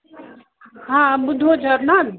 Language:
Sindhi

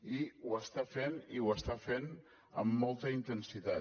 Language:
Catalan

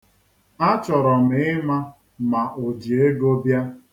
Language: Igbo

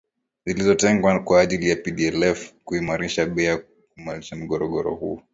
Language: Swahili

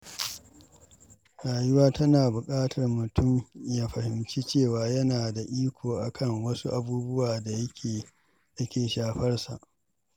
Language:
Hausa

